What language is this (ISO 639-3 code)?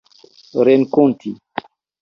epo